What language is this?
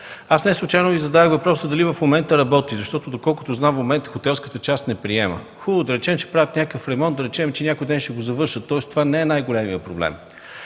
Bulgarian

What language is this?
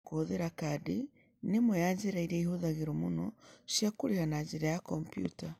Kikuyu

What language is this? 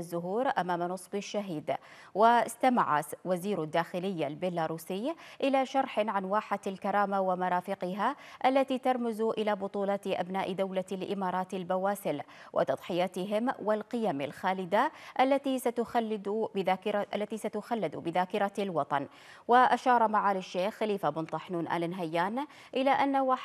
Arabic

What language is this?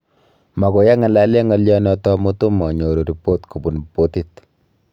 Kalenjin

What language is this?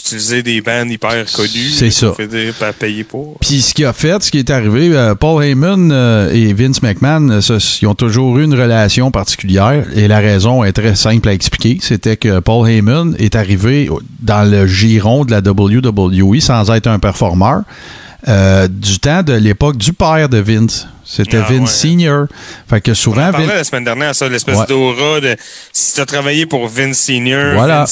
French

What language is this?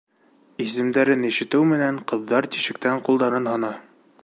Bashkir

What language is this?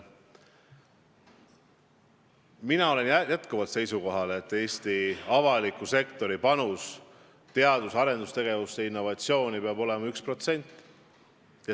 Estonian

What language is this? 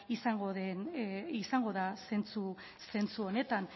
Basque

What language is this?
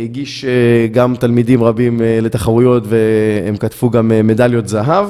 Hebrew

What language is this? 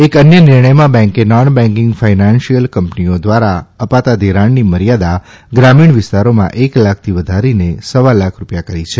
Gujarati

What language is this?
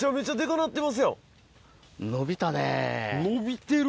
Japanese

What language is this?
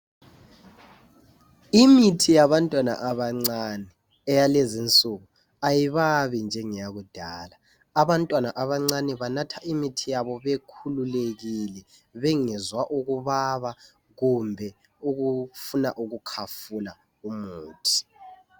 North Ndebele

